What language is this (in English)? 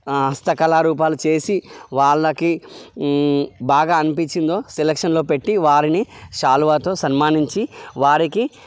Telugu